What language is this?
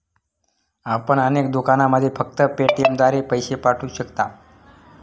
Marathi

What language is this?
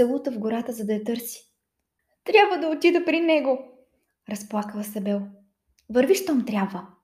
Bulgarian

